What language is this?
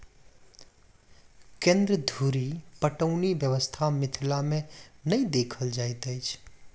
Maithili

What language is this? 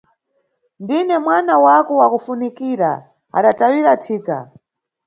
Nyungwe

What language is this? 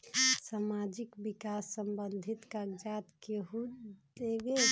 Magahi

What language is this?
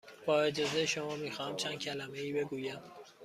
Persian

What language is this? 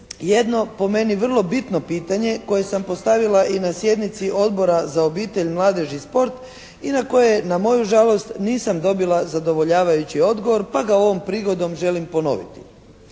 Croatian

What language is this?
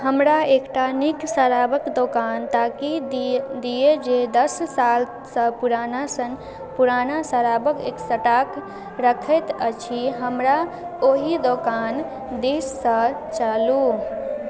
Maithili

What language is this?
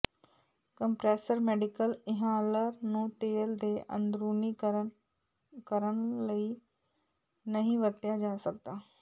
Punjabi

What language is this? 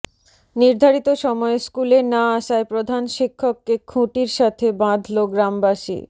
Bangla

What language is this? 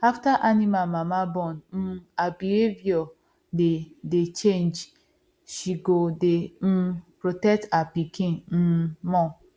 Nigerian Pidgin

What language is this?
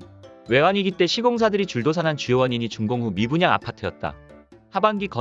Korean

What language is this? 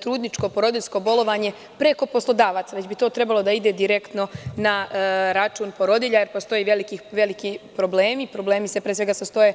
Serbian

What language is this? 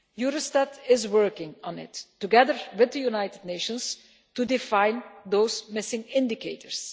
English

